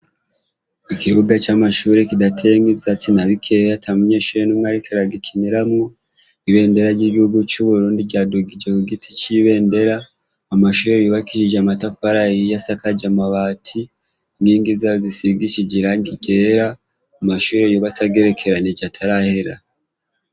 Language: Rundi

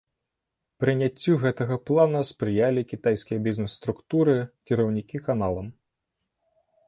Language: Belarusian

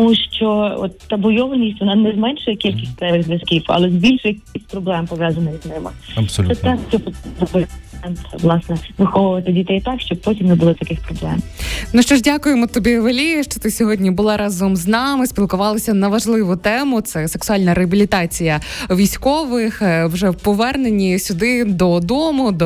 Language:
Ukrainian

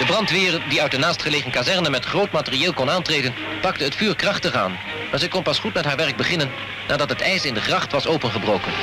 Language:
Dutch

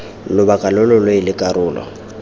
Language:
Tswana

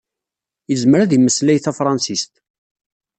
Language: Kabyle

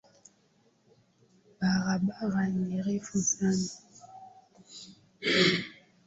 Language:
Swahili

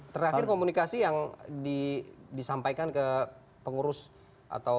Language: Indonesian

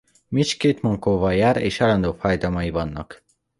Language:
Hungarian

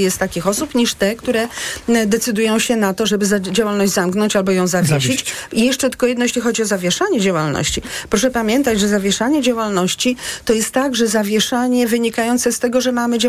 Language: Polish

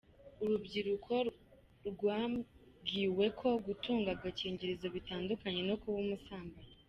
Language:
Kinyarwanda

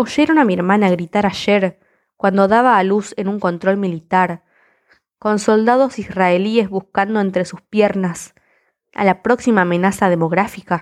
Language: Spanish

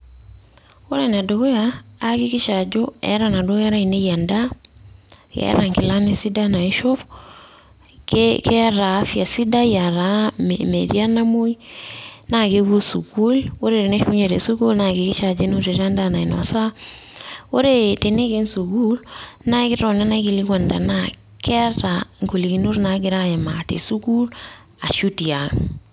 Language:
Masai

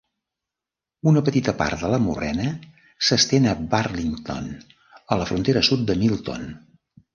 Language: Catalan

